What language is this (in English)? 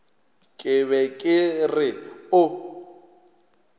Northern Sotho